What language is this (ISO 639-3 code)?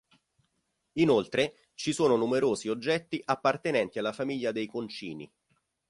ita